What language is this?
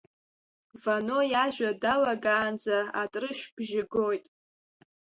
Abkhazian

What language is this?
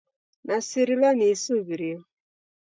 Taita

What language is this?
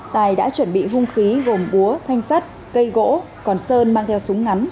Vietnamese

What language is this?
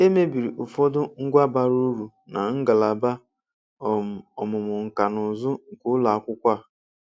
Igbo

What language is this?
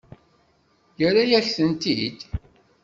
Kabyle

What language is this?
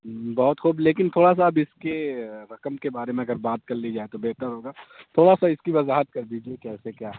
Urdu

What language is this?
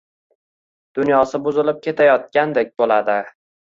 Uzbek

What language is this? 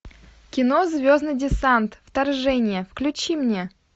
Russian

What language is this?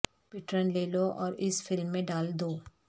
Urdu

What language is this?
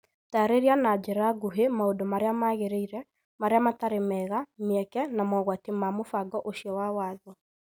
Kikuyu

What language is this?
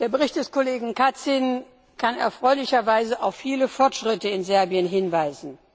German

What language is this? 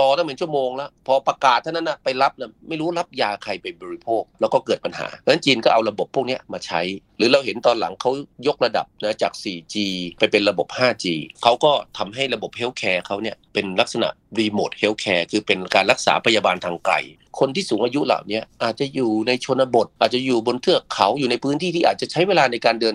Thai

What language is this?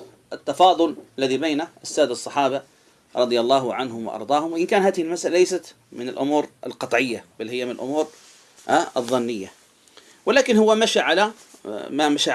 Arabic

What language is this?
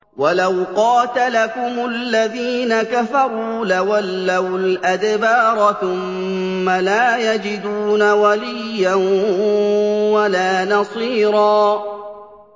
Arabic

